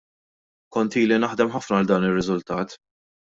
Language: Maltese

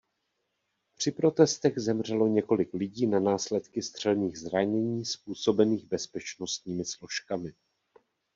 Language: Czech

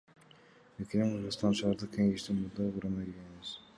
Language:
Kyrgyz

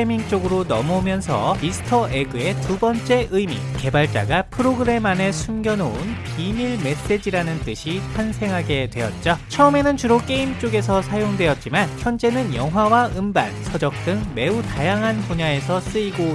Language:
Korean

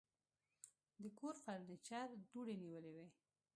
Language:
Pashto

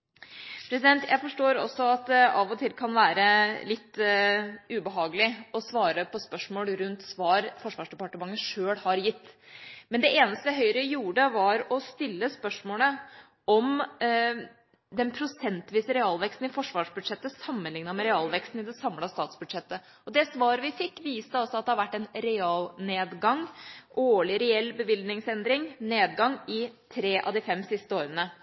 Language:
Norwegian Bokmål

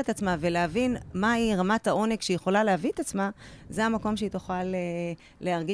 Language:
Hebrew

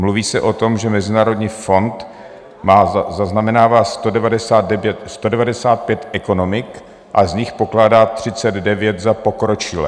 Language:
Czech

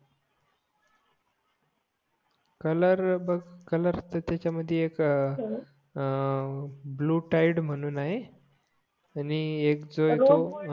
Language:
Marathi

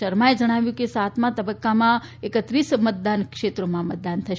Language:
Gujarati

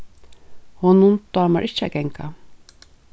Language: Faroese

